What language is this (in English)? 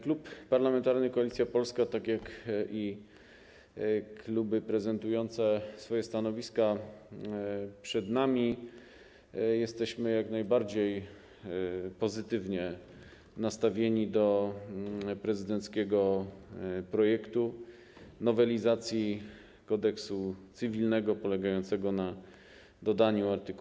Polish